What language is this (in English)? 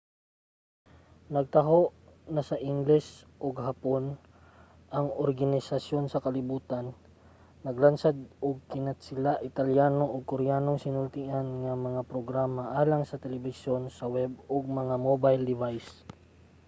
Cebuano